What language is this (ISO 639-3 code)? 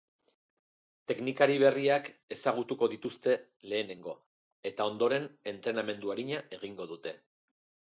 eus